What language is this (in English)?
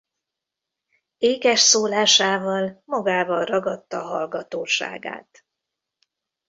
Hungarian